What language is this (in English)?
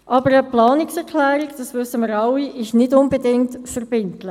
Swiss German